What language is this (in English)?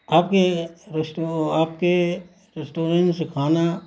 Urdu